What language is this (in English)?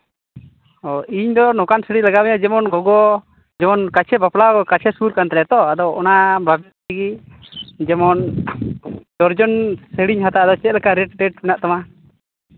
Santali